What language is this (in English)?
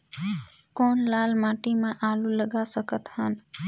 Chhattisgarhi